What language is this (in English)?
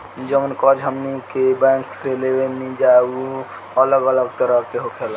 Bhojpuri